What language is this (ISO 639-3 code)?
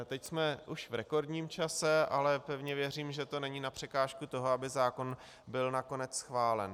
ces